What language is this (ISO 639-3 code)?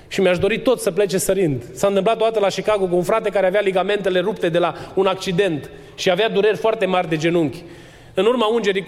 ron